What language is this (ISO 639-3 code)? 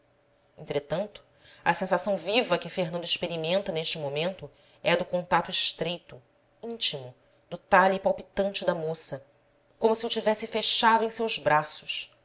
por